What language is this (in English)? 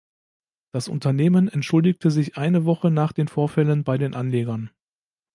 German